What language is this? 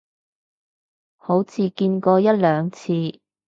Cantonese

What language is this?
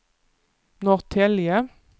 Swedish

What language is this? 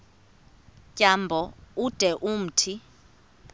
Xhosa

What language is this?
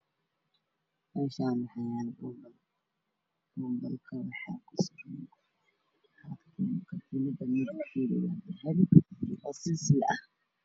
Somali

